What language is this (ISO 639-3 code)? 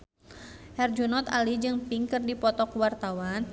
sun